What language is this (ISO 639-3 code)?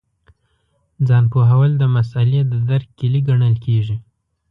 pus